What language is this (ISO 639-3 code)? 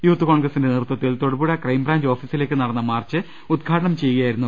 mal